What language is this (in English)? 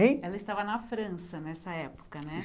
Portuguese